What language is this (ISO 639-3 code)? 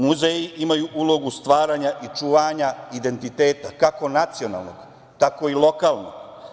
srp